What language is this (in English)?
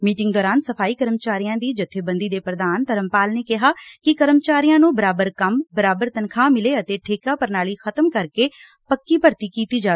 Punjabi